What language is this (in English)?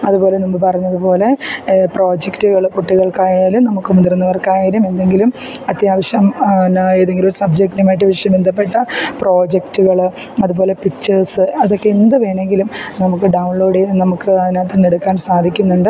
Malayalam